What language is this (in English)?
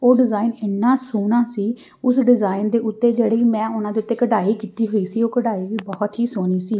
Punjabi